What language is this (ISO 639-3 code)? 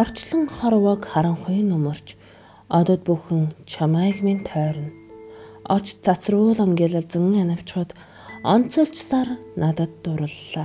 tur